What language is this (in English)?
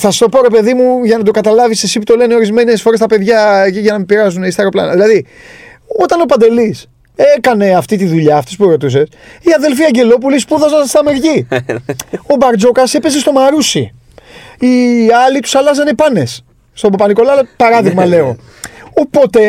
Greek